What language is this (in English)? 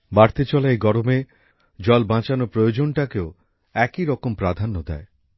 Bangla